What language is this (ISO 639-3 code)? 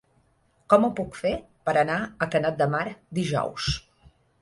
cat